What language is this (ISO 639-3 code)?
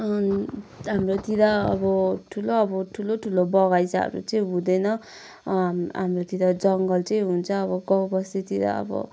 nep